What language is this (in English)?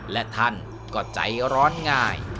Thai